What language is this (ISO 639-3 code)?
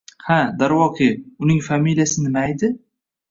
uzb